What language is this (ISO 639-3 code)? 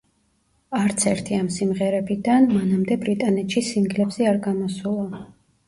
kat